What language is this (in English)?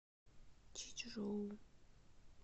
Russian